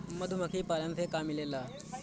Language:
Bhojpuri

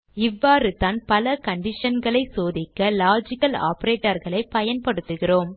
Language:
Tamil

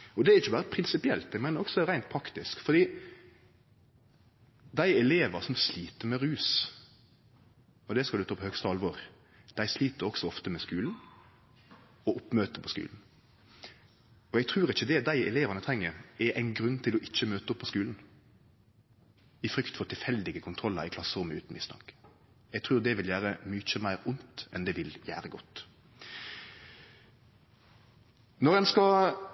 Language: Norwegian Nynorsk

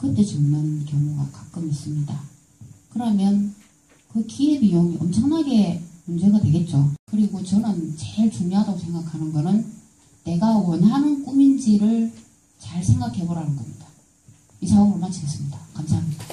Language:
Korean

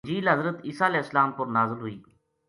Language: Gujari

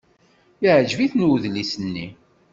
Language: Kabyle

